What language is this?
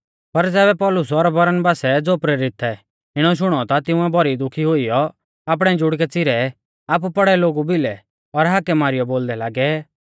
Mahasu Pahari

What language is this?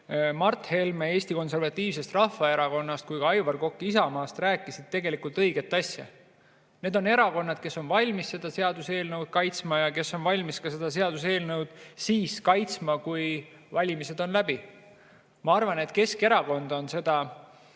Estonian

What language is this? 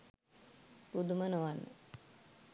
Sinhala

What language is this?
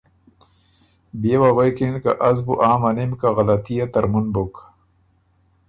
Ormuri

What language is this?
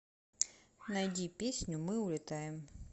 Russian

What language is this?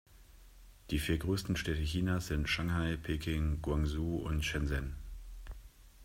German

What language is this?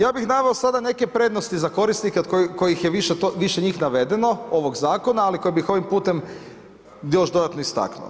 Croatian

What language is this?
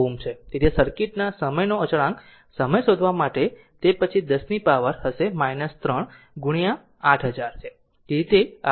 Gujarati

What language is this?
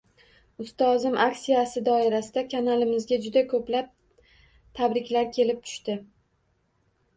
Uzbek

